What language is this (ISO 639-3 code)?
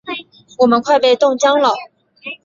zho